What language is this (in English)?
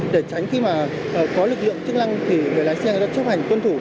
Vietnamese